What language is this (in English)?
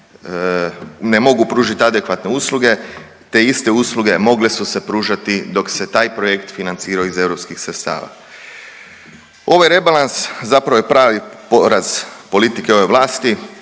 Croatian